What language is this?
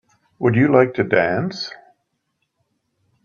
English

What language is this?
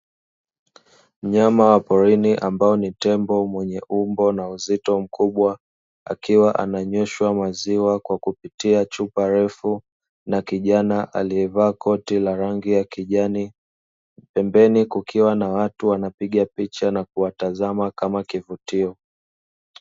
Swahili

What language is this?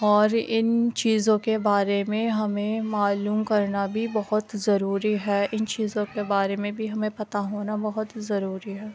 Urdu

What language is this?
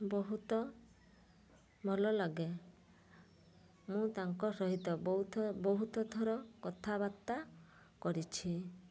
Odia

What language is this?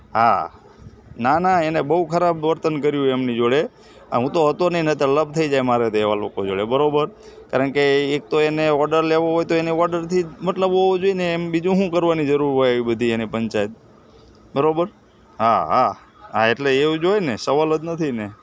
Gujarati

